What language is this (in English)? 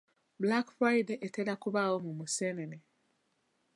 Ganda